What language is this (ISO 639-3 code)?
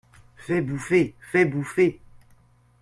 fra